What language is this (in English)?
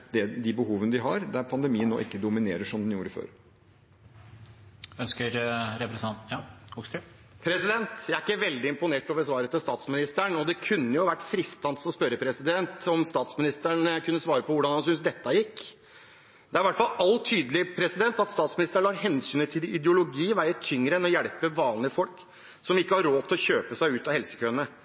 Norwegian